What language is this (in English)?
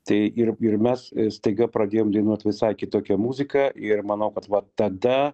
Lithuanian